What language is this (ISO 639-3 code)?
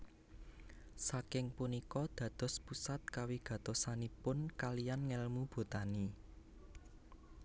jav